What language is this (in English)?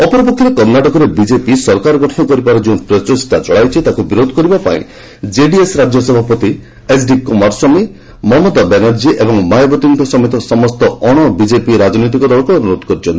Odia